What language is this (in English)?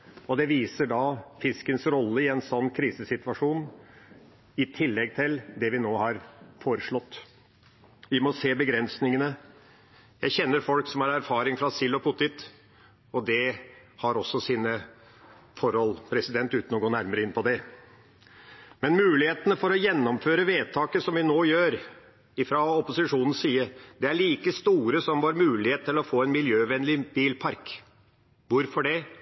Norwegian Bokmål